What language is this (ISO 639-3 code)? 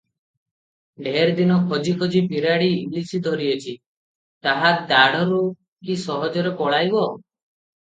ori